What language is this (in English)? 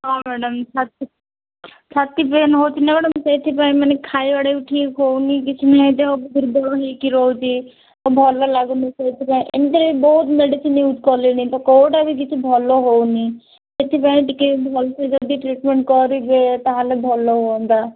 Odia